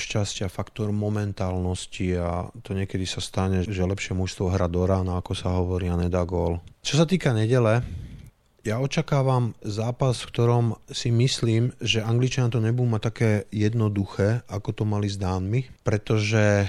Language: Slovak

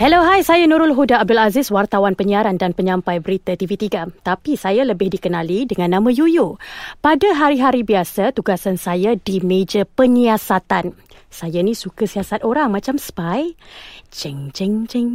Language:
Malay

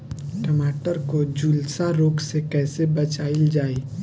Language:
Bhojpuri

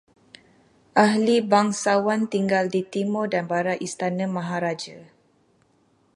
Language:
Malay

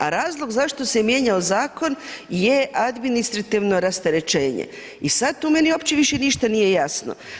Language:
Croatian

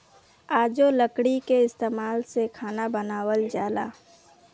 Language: Bhojpuri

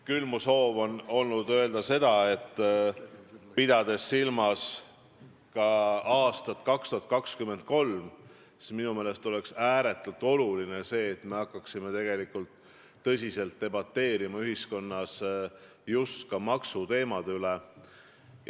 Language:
Estonian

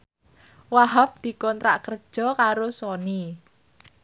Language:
Javanese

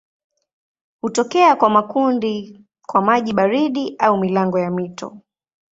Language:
Swahili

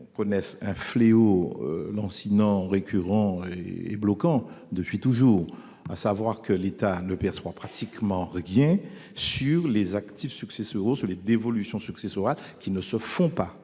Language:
French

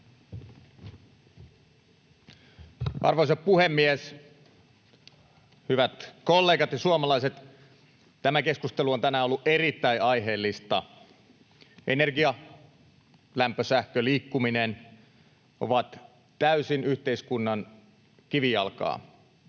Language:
Finnish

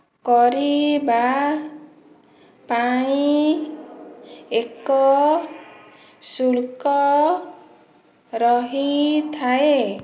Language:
Odia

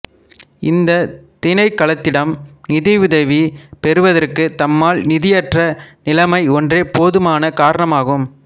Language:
Tamil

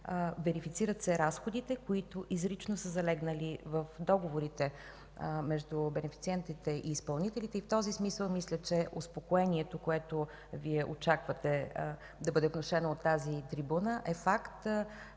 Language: Bulgarian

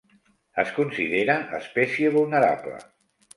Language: Catalan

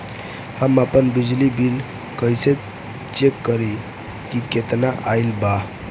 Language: Bhojpuri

